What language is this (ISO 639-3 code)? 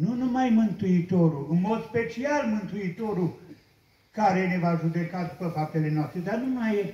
ron